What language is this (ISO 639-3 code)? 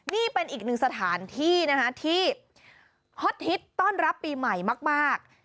tha